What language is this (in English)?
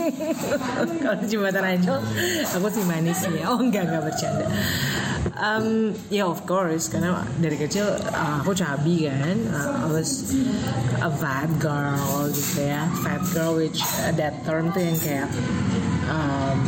Indonesian